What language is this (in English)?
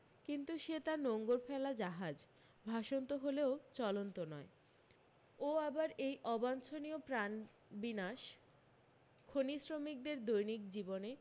Bangla